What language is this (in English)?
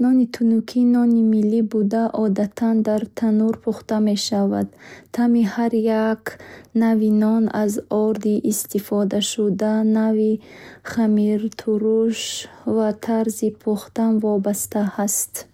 Bukharic